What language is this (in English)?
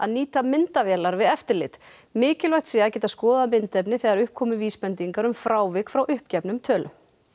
Icelandic